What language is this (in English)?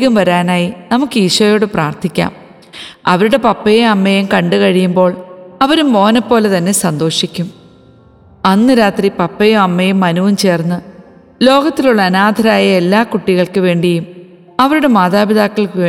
Malayalam